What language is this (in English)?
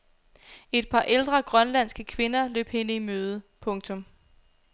Danish